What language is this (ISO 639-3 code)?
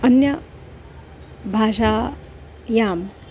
san